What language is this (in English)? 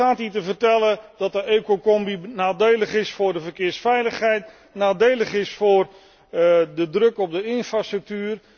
Dutch